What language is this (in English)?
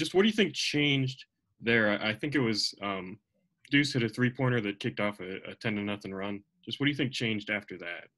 English